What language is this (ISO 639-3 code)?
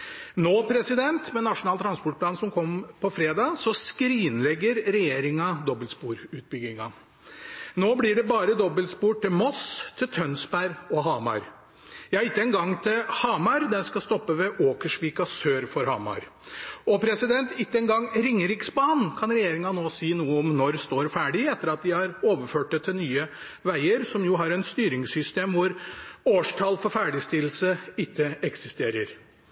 nob